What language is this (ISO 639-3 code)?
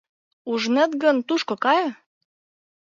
chm